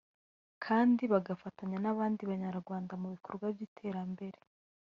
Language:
Kinyarwanda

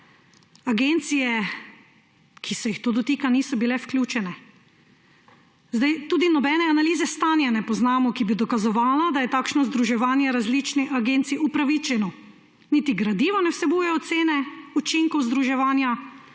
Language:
Slovenian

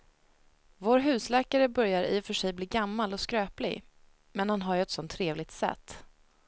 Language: Swedish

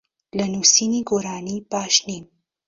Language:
Central Kurdish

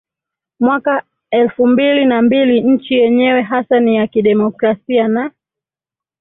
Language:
Swahili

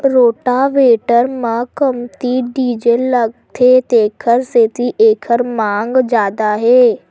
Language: Chhattisgarhi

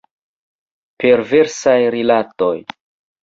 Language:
Esperanto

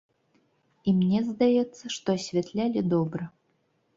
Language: Belarusian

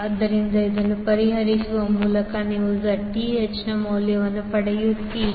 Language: Kannada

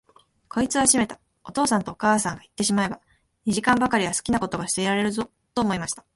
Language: Japanese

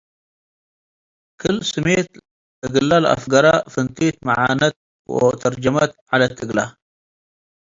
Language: Tigre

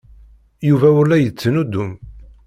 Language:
Kabyle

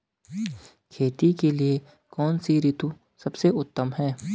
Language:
Hindi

